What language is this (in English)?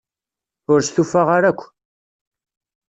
Kabyle